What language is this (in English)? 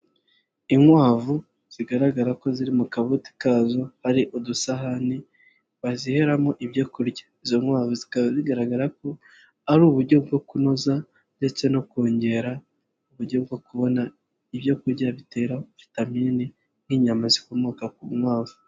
Kinyarwanda